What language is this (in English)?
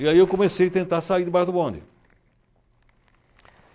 Portuguese